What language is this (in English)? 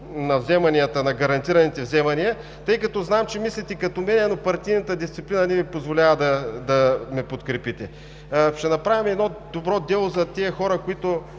Bulgarian